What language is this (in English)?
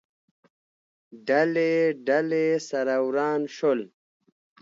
Pashto